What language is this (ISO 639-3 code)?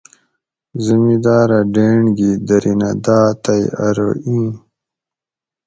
gwc